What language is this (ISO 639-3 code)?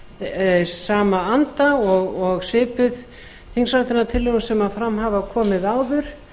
isl